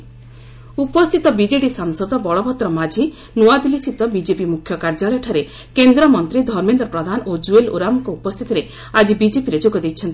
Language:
Odia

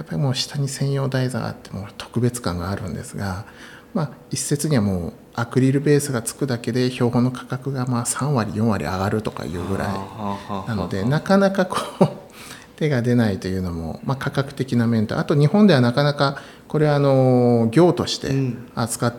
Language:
Japanese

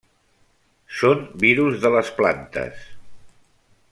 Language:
Catalan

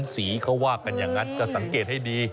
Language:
Thai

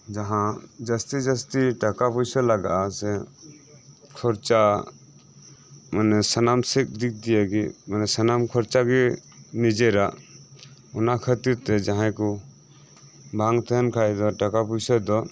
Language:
Santali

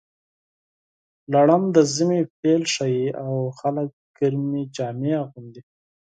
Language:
Pashto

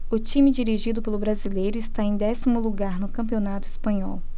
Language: Portuguese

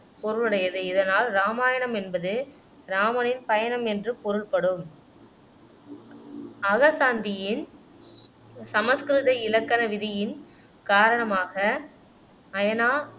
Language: Tamil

